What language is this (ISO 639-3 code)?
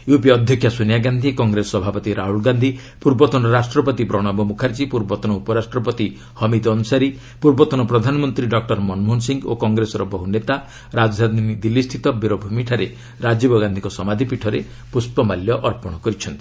ori